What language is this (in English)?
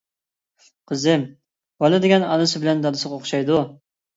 Uyghur